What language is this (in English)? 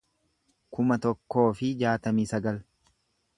Oromo